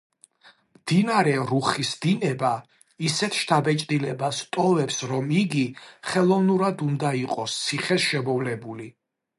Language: Georgian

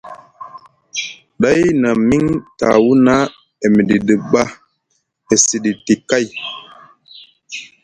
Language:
Musgu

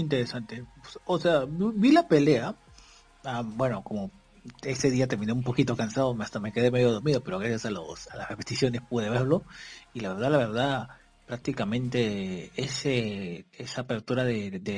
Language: Spanish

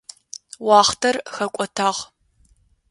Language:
Adyghe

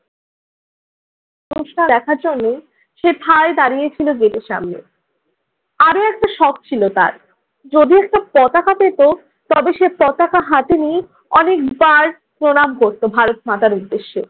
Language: Bangla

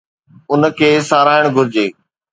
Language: Sindhi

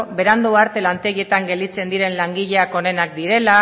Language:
Basque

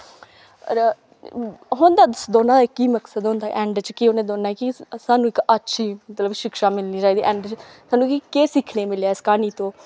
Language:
Dogri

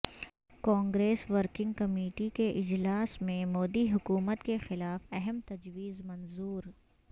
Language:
Urdu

